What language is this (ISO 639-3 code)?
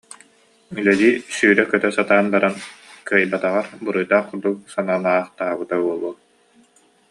sah